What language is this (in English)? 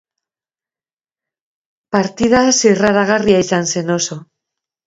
Basque